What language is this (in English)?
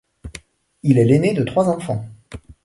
French